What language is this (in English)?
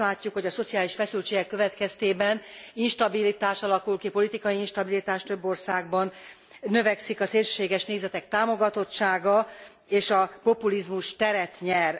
Hungarian